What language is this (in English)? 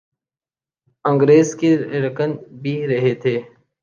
Urdu